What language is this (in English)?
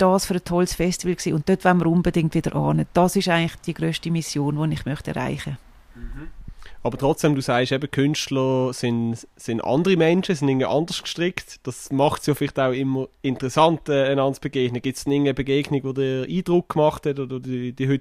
German